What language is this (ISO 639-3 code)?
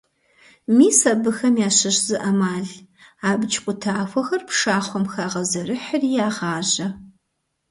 kbd